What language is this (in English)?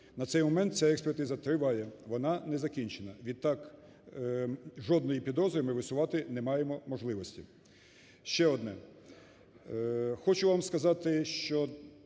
Ukrainian